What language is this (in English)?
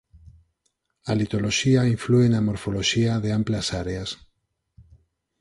Galician